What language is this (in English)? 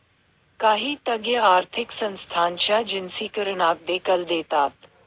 Marathi